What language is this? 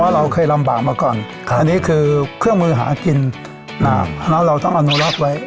Thai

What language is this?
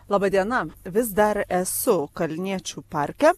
Lithuanian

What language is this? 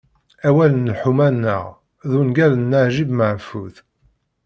Kabyle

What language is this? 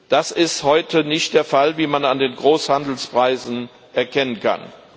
German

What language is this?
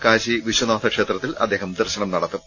Malayalam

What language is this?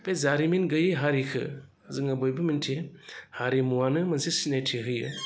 Bodo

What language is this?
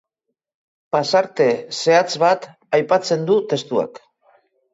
Basque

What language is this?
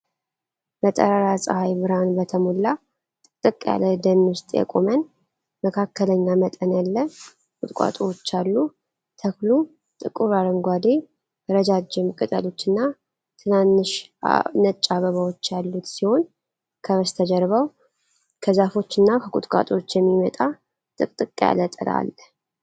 Amharic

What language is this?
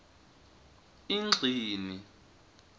Swati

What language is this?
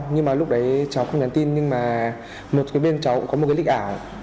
Vietnamese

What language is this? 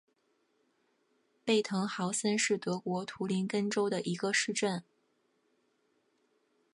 Chinese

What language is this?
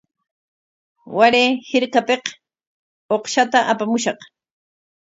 Corongo Ancash Quechua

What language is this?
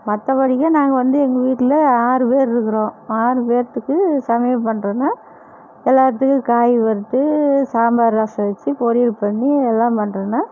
Tamil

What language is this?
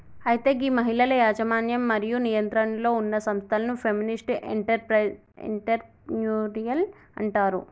Telugu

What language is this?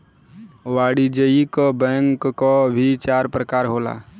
Bhojpuri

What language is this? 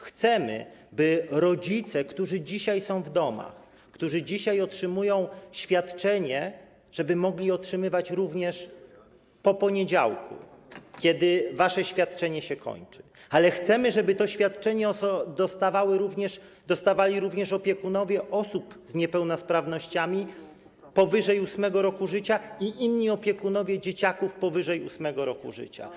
Polish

